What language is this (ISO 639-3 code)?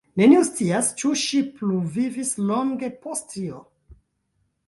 epo